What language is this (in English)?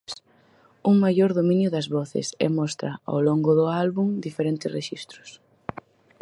Galician